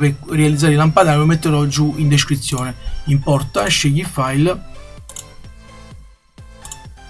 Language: Italian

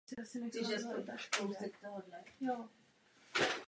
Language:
Czech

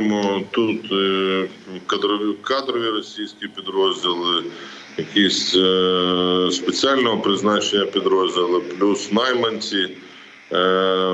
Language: Ukrainian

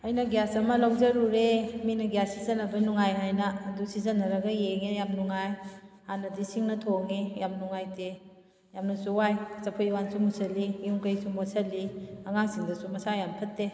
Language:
Manipuri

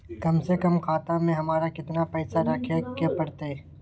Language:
Magahi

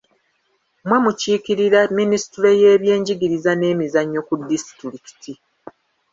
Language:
Ganda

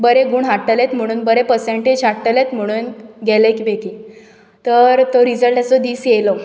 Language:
Konkani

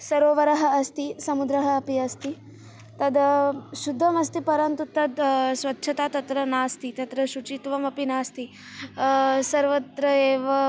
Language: Sanskrit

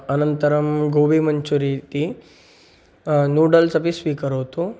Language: Sanskrit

